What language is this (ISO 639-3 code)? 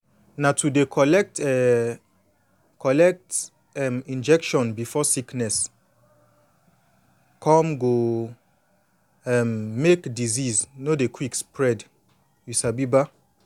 pcm